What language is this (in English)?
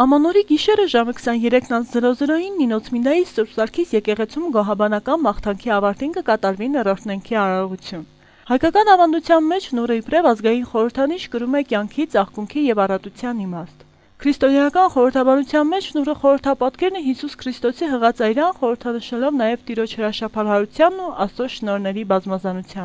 Turkish